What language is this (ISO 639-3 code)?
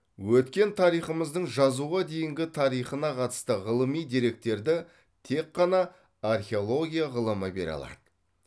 kaz